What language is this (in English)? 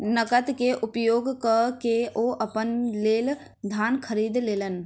Maithili